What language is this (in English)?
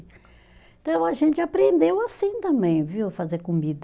Portuguese